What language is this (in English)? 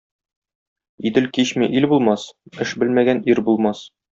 Tatar